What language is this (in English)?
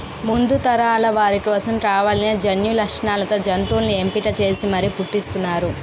Telugu